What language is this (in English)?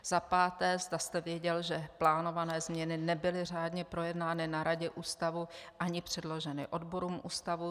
Czech